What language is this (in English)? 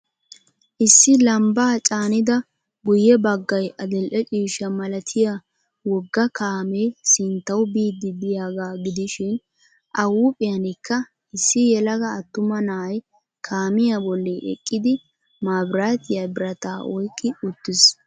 Wolaytta